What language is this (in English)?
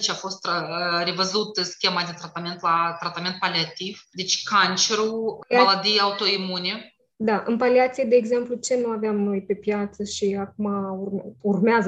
Romanian